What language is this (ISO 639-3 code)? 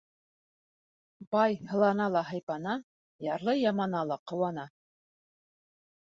bak